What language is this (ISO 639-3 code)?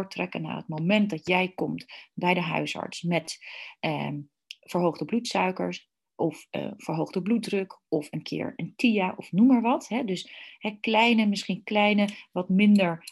nld